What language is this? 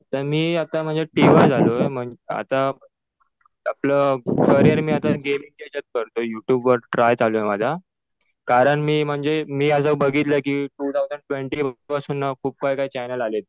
Marathi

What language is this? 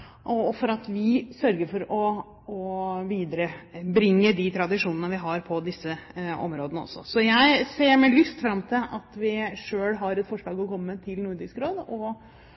Norwegian Bokmål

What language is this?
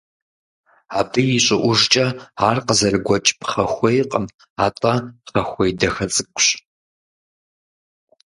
Kabardian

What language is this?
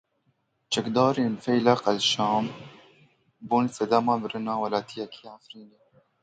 Kurdish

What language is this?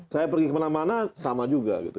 Indonesian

